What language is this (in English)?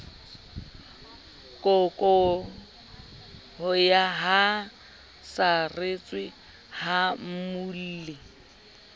Southern Sotho